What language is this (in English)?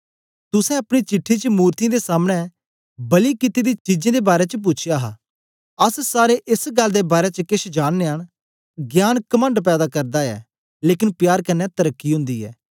Dogri